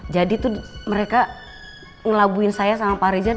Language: Indonesian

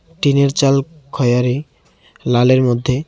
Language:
Bangla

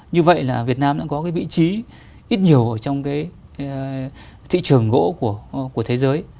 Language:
Vietnamese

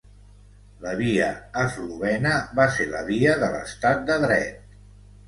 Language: Catalan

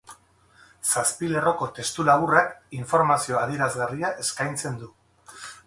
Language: Basque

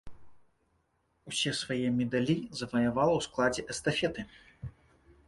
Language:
Belarusian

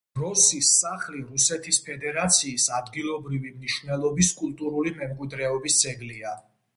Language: Georgian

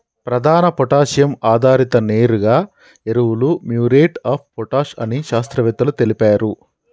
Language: Telugu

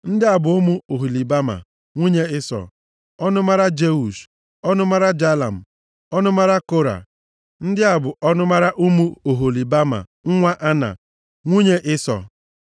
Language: Igbo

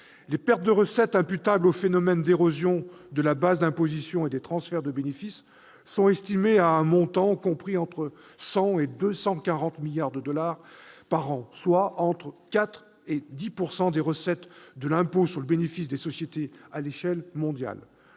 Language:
French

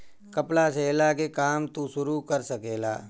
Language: Bhojpuri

